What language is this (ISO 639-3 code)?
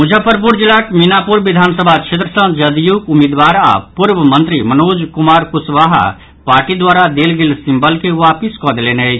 mai